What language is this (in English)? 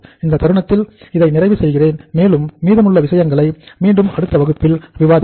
Tamil